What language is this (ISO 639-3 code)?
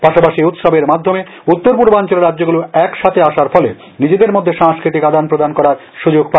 ben